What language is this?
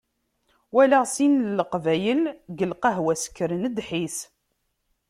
Kabyle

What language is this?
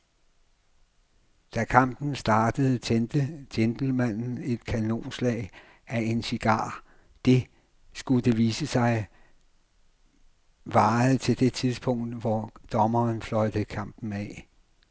Danish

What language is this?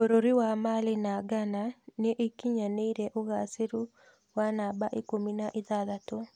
Kikuyu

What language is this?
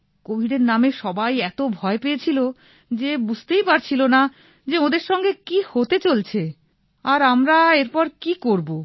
Bangla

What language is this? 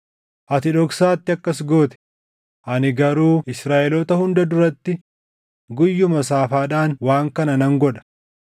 Oromo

